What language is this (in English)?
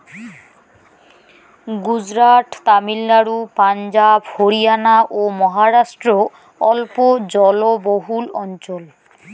Bangla